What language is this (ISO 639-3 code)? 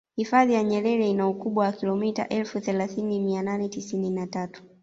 swa